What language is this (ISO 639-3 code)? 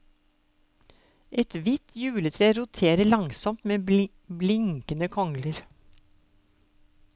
nor